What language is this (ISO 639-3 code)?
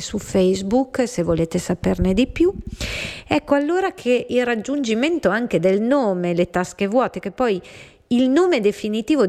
ita